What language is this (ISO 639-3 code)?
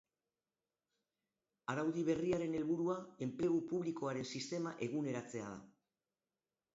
eus